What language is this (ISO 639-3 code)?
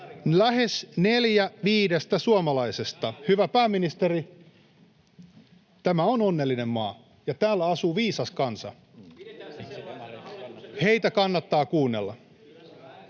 fin